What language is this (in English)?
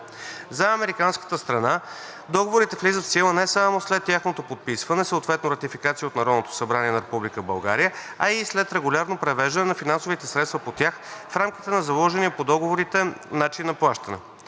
Bulgarian